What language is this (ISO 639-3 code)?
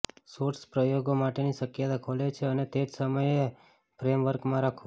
guj